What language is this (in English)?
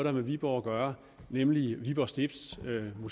Danish